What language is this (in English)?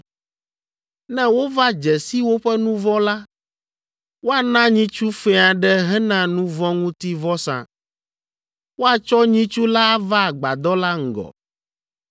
Ewe